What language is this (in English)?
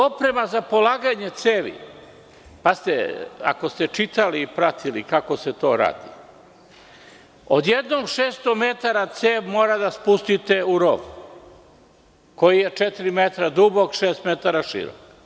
Serbian